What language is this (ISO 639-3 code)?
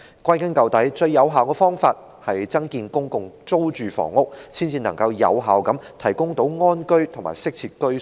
yue